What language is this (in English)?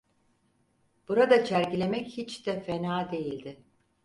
Turkish